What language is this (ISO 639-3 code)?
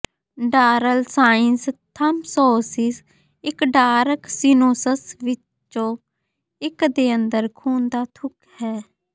pan